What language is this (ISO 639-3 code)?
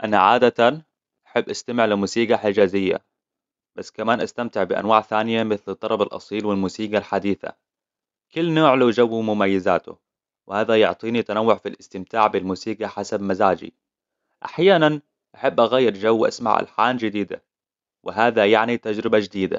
acw